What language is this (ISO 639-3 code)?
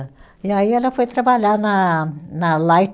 por